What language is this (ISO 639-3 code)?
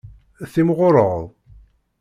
kab